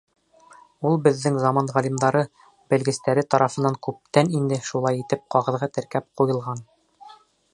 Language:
Bashkir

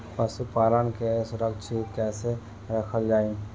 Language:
Bhojpuri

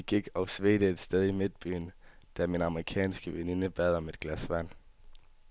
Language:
Danish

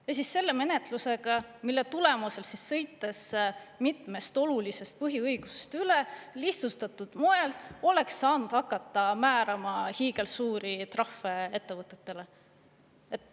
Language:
Estonian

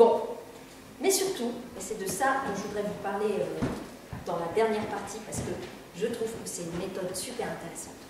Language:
French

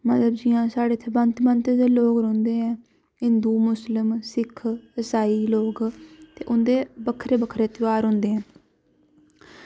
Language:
Dogri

